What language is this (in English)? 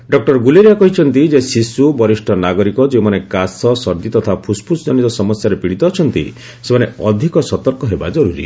Odia